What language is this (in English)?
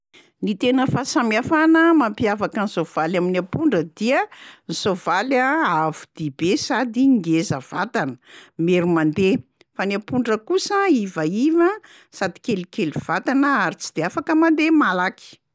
Malagasy